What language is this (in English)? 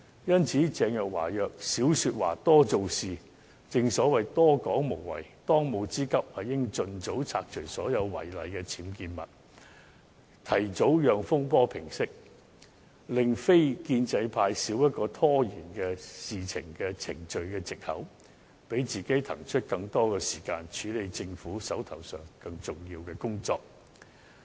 Cantonese